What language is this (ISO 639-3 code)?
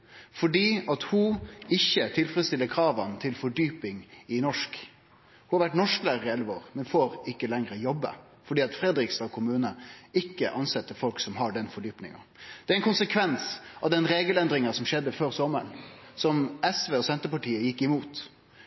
nno